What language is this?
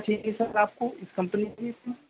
Urdu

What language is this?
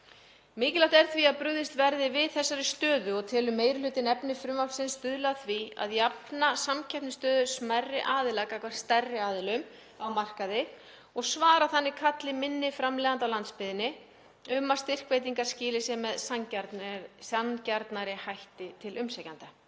Icelandic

